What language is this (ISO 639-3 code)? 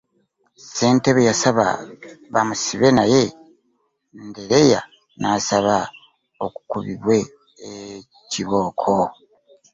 lug